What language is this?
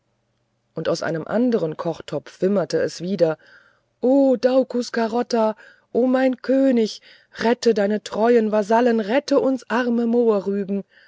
German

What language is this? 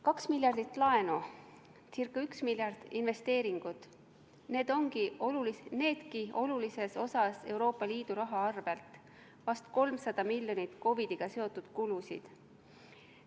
Estonian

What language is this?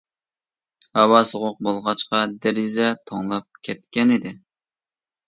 Uyghur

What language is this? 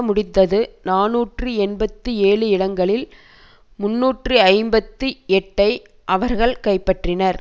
Tamil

